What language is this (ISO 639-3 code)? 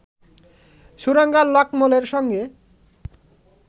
ben